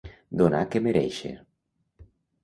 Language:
Catalan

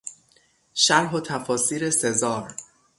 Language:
Persian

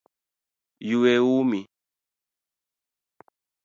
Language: Luo (Kenya and Tanzania)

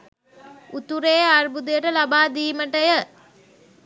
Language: Sinhala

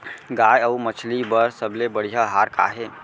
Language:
Chhattisgarhi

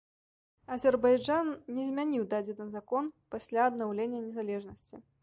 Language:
Belarusian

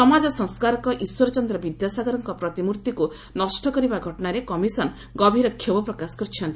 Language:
Odia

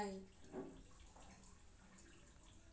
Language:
Maithili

